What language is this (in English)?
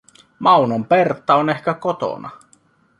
Finnish